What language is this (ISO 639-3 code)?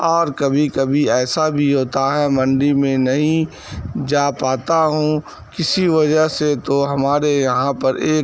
urd